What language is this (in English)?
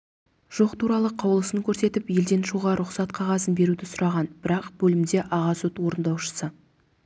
Kazakh